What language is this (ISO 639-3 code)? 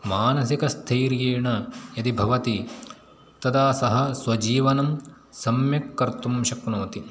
san